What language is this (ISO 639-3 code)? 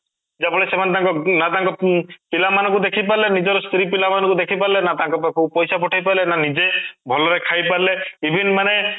ori